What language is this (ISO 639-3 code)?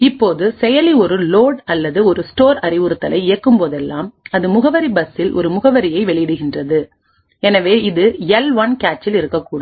tam